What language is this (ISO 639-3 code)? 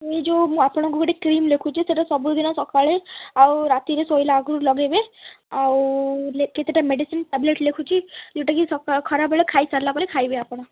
ori